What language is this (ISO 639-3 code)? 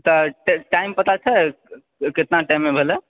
mai